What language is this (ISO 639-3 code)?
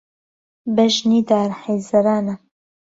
ckb